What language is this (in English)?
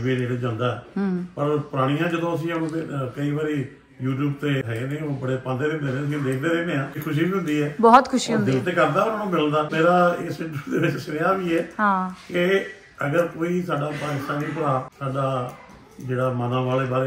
Punjabi